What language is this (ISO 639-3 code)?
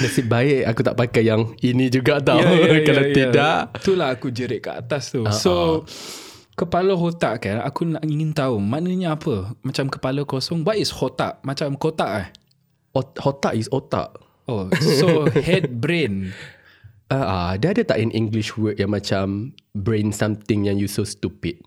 msa